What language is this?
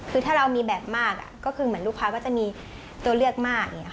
Thai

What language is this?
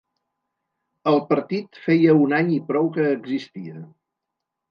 Catalan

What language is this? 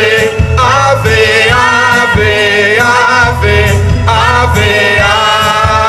Portuguese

